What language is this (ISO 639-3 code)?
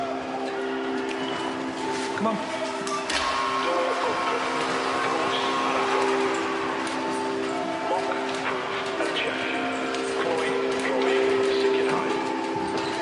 cym